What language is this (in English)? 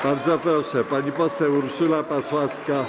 Polish